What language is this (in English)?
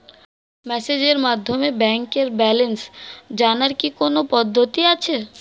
Bangla